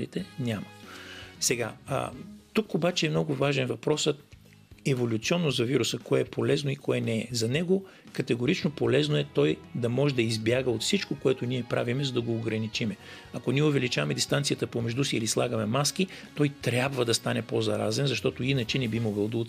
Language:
Bulgarian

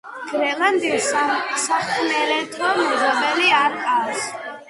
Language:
Georgian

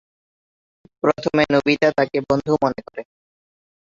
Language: Bangla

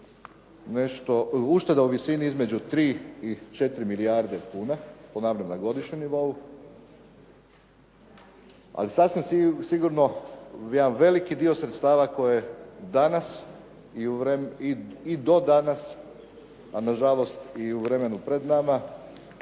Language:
Croatian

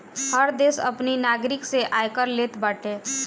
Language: Bhojpuri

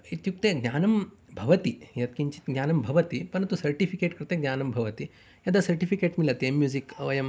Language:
Sanskrit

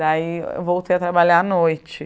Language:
Portuguese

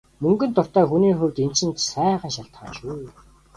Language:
Mongolian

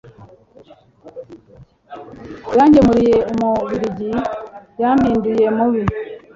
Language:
Kinyarwanda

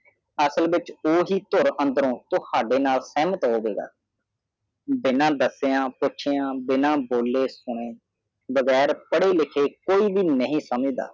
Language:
Punjabi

